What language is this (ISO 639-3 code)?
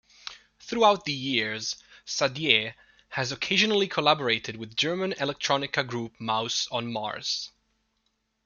eng